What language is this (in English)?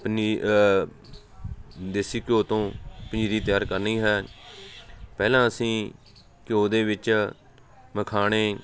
Punjabi